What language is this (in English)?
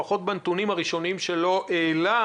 Hebrew